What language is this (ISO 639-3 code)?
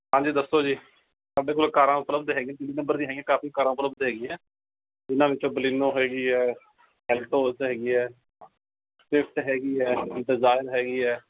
pan